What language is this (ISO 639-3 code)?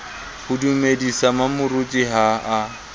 sot